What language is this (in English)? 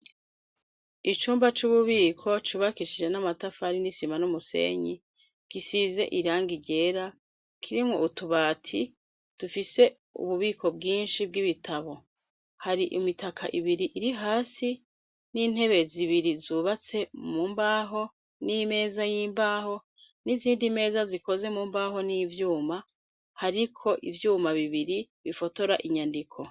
Rundi